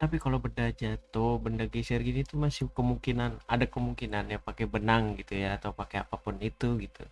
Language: Indonesian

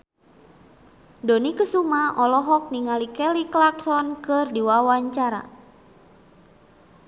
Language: Sundanese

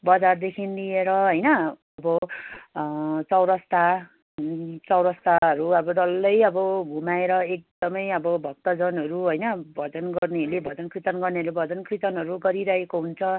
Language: Nepali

